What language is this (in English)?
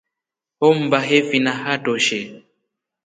Rombo